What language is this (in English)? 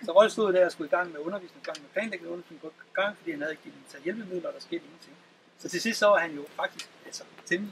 Danish